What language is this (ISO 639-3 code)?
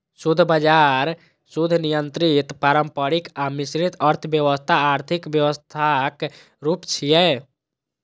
mai